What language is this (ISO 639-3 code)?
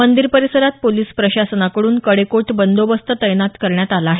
mar